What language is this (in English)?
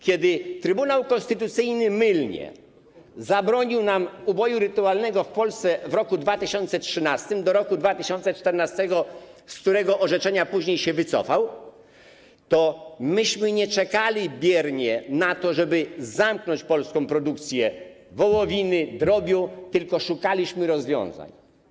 Polish